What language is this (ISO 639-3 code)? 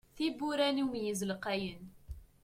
kab